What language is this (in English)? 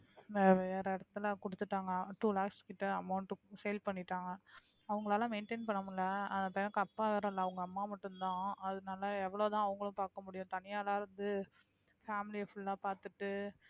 Tamil